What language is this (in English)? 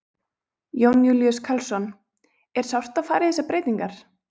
Icelandic